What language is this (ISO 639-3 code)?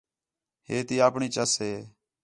xhe